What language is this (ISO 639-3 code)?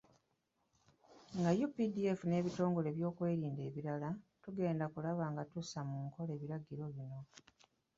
lug